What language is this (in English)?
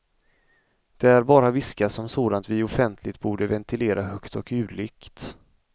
Swedish